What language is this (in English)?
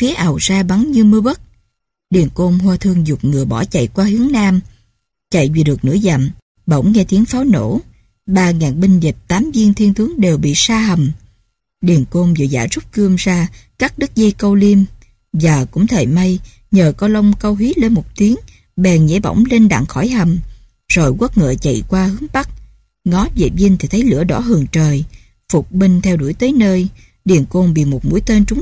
Vietnamese